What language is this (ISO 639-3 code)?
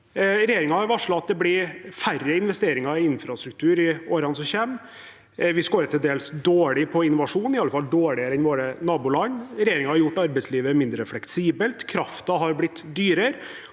nor